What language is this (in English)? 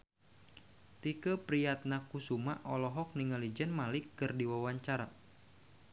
Sundanese